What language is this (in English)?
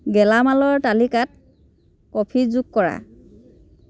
Assamese